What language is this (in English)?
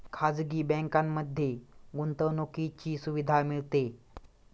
Marathi